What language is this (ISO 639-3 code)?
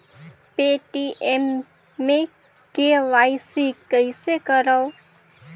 hne